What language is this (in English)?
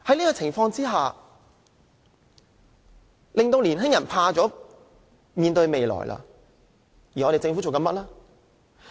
Cantonese